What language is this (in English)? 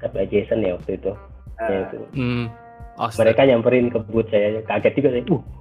Indonesian